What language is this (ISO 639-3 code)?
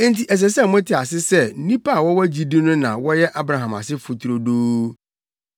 aka